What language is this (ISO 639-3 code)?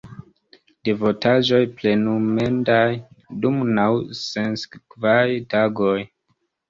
epo